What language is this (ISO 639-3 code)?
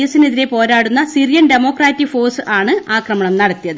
mal